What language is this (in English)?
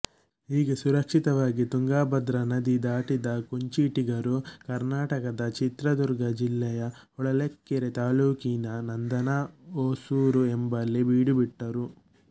Kannada